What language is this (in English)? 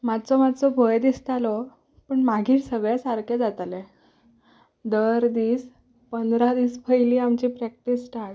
Konkani